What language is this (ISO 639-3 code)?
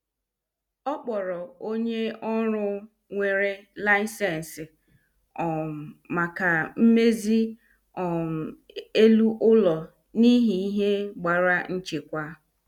ibo